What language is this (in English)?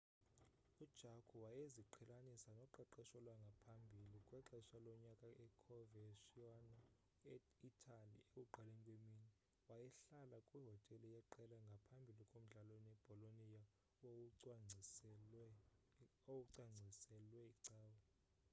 Xhosa